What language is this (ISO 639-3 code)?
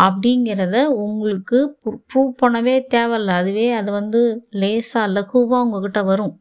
tam